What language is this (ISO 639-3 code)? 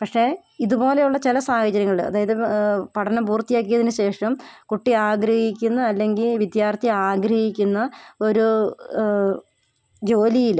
mal